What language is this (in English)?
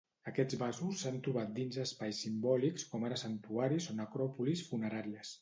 Catalan